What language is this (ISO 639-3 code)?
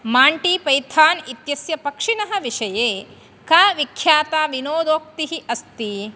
san